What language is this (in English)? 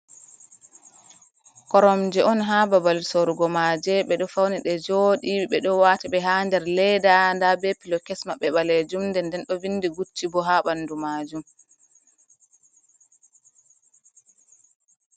Fula